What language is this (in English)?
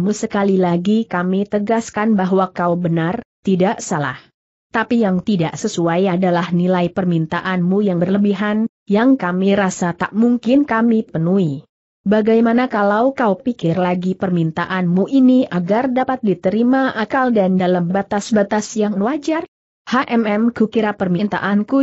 Indonesian